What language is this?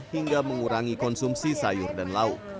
Indonesian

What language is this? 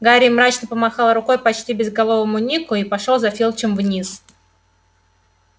Russian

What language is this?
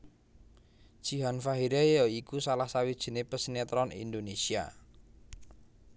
Javanese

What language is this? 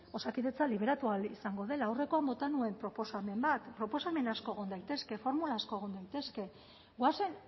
Basque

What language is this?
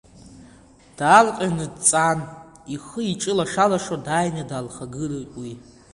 Abkhazian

